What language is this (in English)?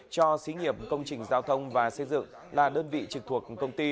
Vietnamese